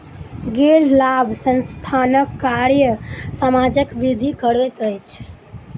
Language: Maithili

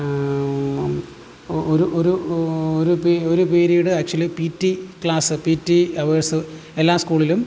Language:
Malayalam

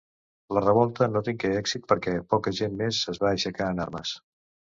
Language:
Catalan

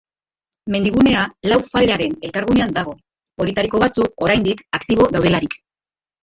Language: Basque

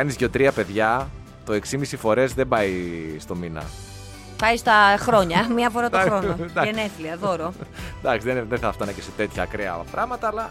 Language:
Greek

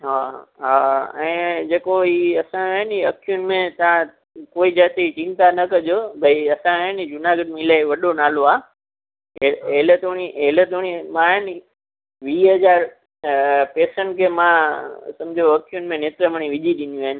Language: Sindhi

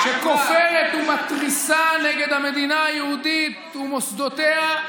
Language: Hebrew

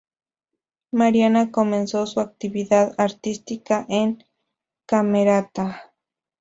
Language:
Spanish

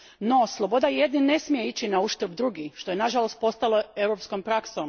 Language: Croatian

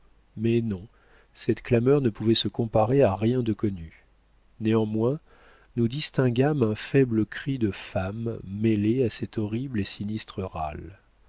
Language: French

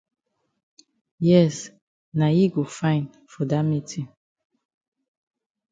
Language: Cameroon Pidgin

